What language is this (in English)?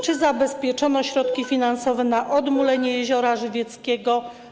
Polish